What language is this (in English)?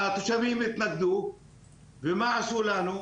Hebrew